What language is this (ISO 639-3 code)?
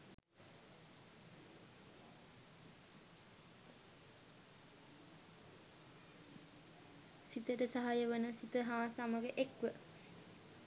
sin